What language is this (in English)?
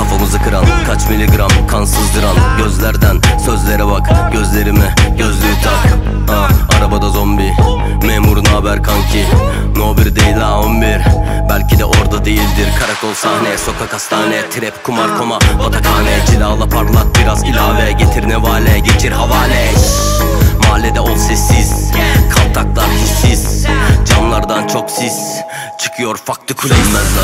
Turkish